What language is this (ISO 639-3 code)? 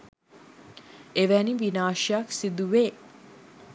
sin